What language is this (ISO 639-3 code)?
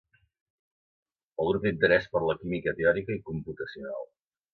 cat